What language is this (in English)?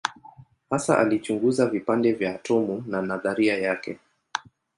Swahili